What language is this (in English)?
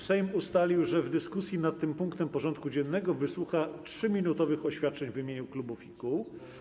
Polish